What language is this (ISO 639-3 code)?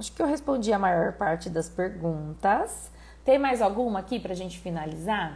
por